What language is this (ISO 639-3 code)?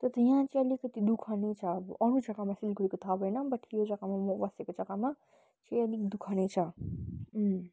nep